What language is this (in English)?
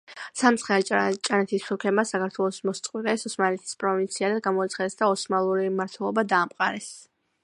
Georgian